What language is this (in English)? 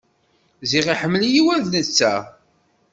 Kabyle